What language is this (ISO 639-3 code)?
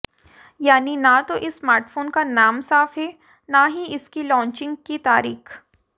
hin